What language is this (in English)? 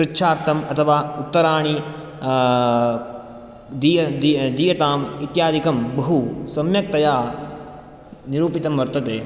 Sanskrit